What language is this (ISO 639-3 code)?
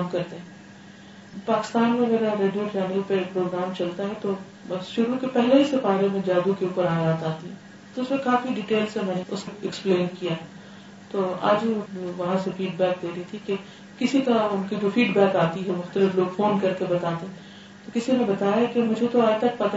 urd